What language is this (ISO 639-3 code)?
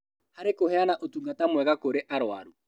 kik